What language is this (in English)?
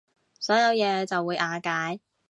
Cantonese